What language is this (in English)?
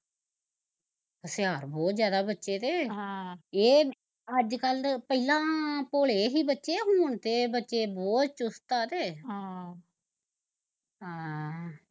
Punjabi